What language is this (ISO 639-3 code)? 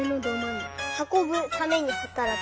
jpn